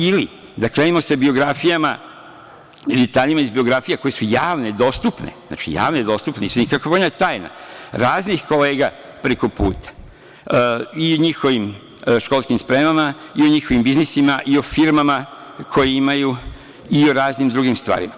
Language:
Serbian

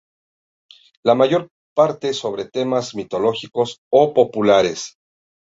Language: Spanish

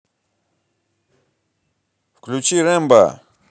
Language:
Russian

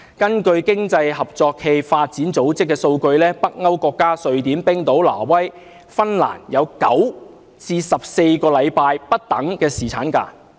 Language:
Cantonese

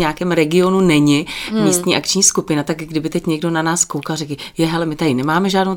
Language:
Czech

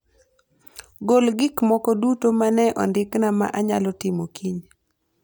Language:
Luo (Kenya and Tanzania)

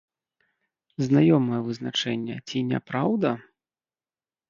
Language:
Belarusian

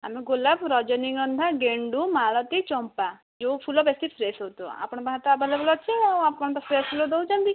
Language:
Odia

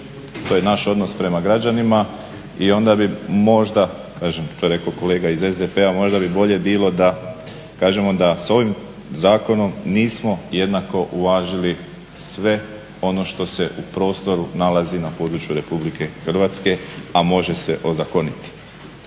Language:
Croatian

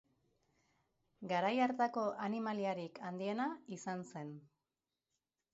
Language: Basque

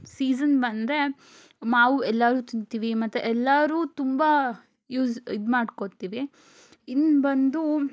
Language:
Kannada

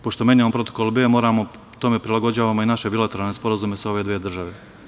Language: Serbian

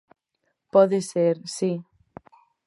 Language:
Galician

